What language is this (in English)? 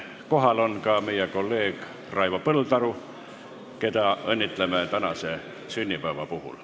Estonian